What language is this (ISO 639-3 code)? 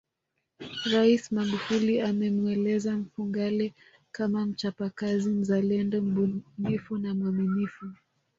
swa